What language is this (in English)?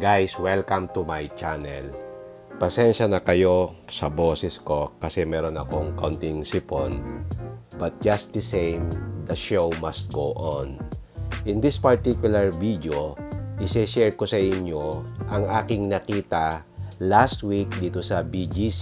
Filipino